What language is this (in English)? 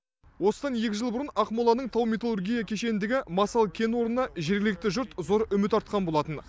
Kazakh